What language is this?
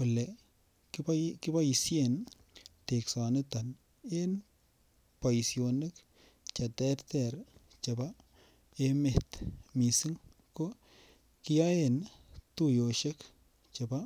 Kalenjin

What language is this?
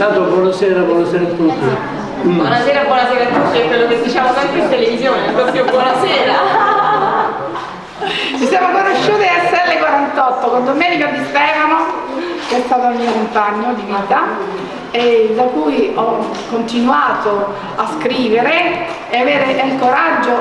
Italian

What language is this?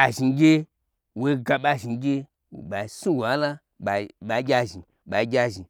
Gbagyi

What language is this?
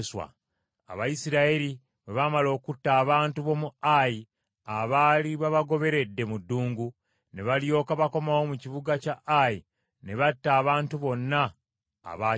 Ganda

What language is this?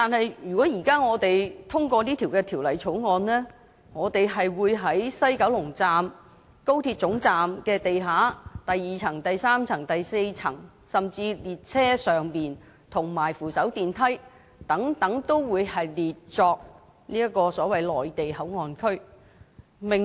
Cantonese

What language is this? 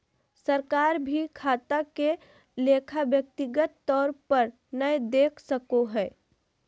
Magahi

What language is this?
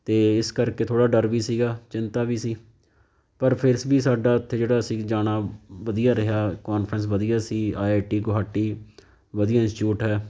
Punjabi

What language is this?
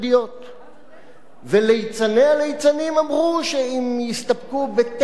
Hebrew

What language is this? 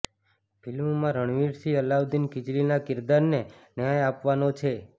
Gujarati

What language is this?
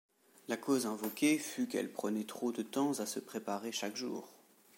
French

